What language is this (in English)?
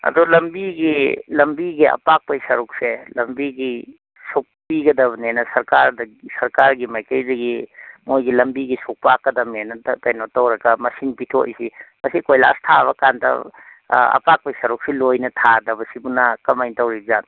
Manipuri